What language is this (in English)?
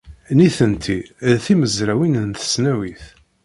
Kabyle